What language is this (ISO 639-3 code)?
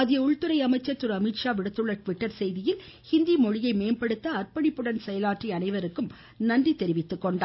tam